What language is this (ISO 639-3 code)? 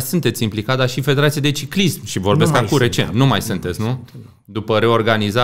ron